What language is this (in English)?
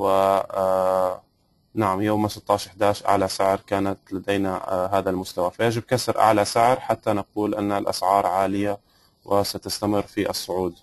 Arabic